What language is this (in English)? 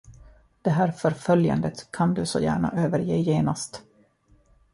Swedish